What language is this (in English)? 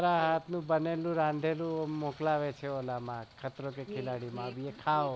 Gujarati